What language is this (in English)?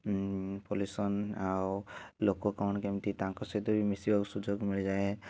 Odia